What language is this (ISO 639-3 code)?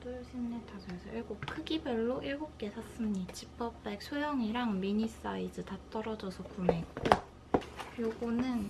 kor